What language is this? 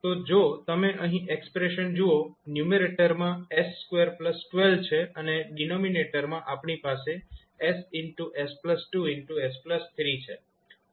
Gujarati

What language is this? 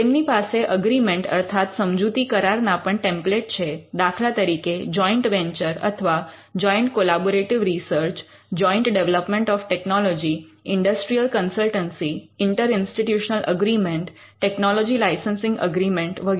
Gujarati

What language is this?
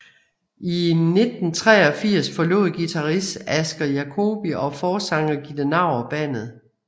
Danish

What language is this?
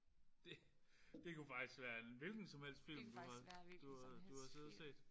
Danish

